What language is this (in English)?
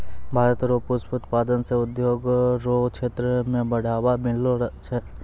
Maithili